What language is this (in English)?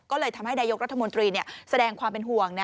Thai